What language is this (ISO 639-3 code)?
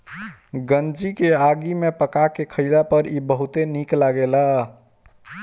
bho